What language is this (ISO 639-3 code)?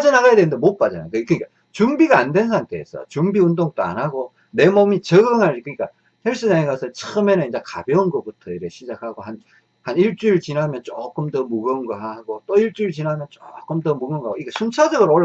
kor